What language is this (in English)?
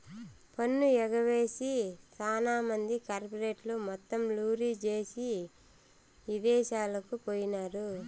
Telugu